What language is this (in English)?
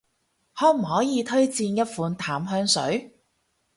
Cantonese